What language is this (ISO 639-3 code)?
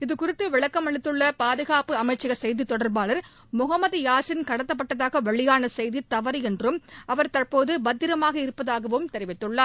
tam